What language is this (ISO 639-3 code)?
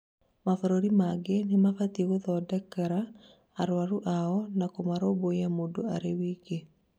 kik